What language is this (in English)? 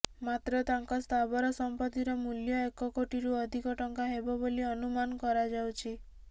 Odia